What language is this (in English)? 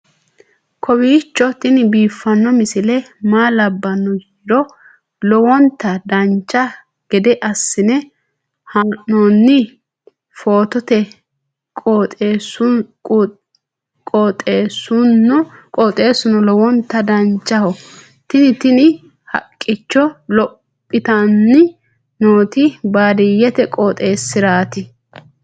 Sidamo